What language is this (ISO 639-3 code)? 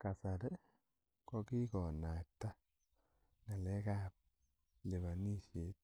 kln